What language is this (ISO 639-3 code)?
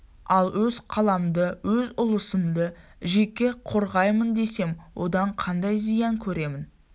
kaz